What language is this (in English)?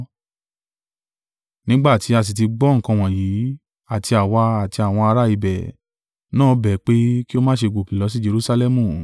Yoruba